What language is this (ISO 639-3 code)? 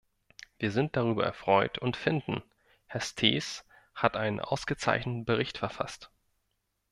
deu